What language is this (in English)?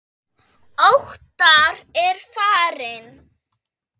Icelandic